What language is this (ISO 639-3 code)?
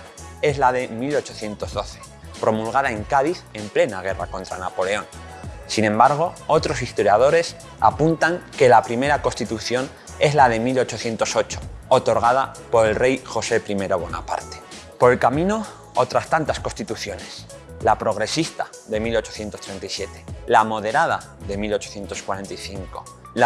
spa